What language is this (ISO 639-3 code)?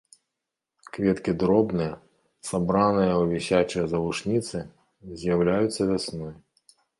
bel